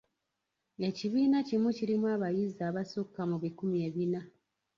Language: Ganda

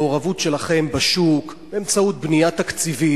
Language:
Hebrew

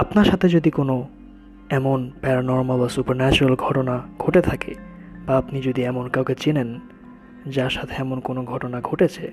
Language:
Bangla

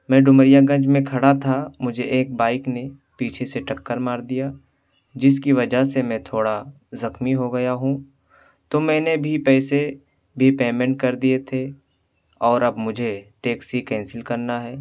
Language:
Urdu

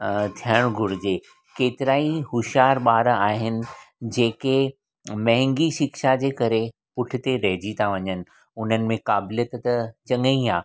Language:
Sindhi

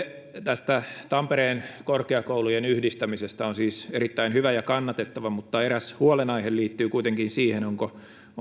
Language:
Finnish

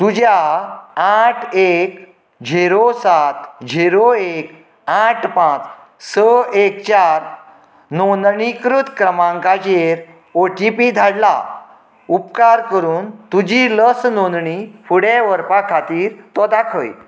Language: Konkani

